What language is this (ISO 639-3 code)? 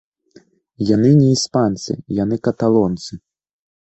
bel